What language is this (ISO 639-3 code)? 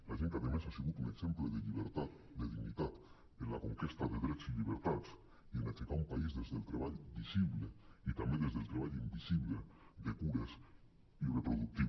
cat